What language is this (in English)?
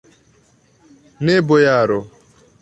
Esperanto